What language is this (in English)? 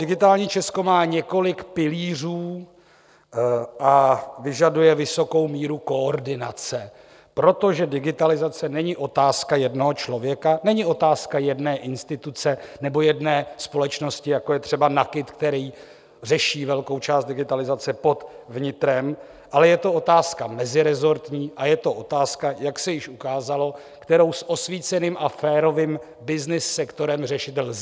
Czech